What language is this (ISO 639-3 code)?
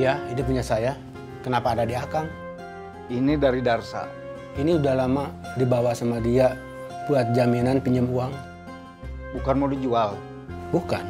ind